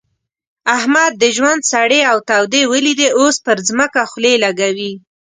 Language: Pashto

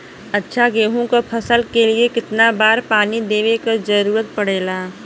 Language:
Bhojpuri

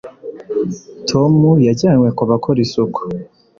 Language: Kinyarwanda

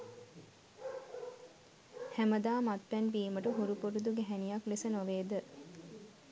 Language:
Sinhala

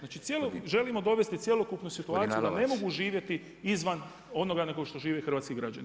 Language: Croatian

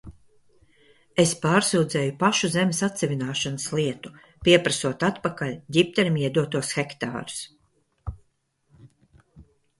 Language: Latvian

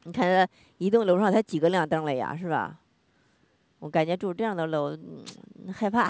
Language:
Chinese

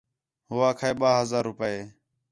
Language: Khetrani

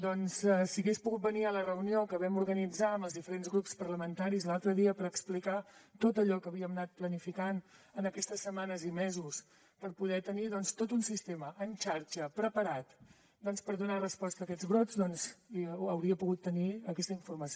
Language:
Catalan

